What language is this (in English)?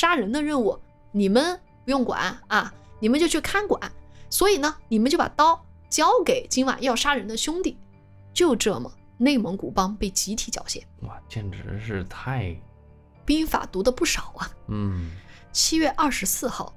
Chinese